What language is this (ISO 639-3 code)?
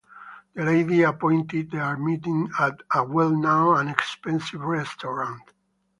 eng